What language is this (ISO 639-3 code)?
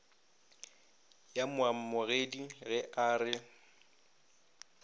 nso